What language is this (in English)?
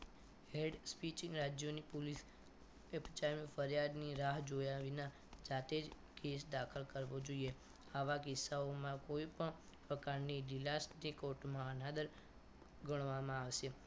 Gujarati